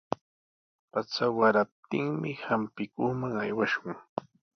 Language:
Sihuas Ancash Quechua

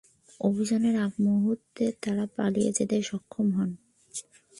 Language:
Bangla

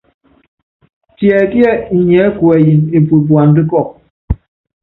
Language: Yangben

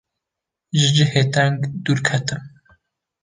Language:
Kurdish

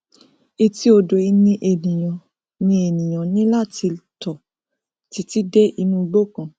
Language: Yoruba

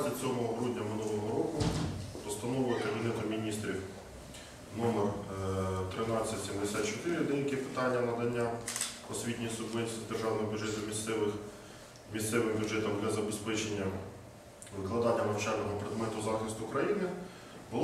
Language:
Ukrainian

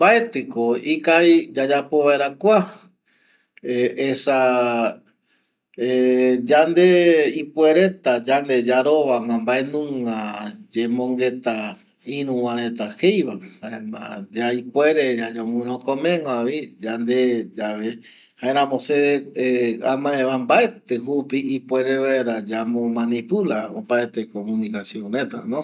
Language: Eastern Bolivian Guaraní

